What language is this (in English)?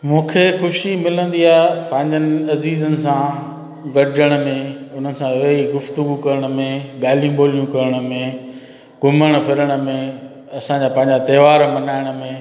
Sindhi